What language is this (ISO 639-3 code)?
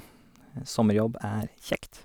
nor